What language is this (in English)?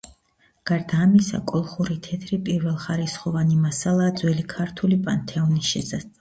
Georgian